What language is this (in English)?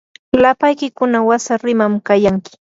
Yanahuanca Pasco Quechua